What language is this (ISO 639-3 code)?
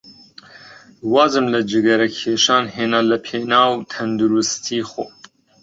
ckb